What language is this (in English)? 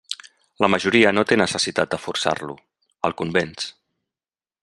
Catalan